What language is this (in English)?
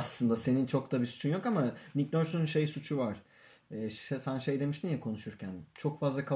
Turkish